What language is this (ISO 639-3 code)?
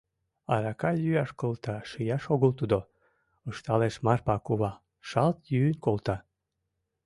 chm